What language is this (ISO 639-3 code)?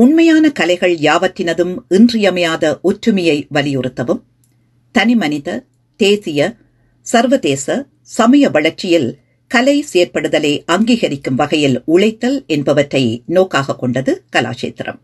tam